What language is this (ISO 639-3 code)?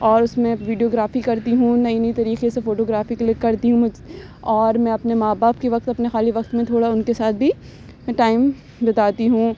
urd